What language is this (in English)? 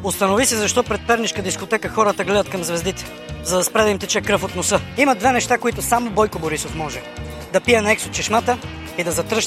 Bulgarian